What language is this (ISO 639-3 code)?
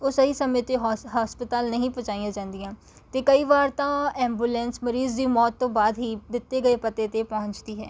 pan